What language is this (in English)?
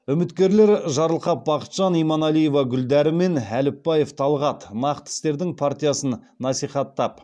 Kazakh